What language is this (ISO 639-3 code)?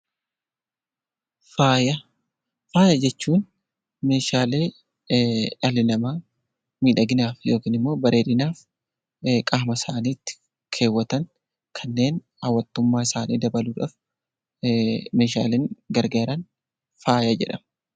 orm